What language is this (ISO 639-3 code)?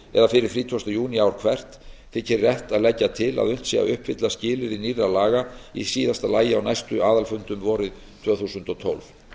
isl